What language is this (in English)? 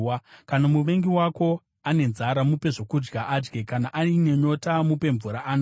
Shona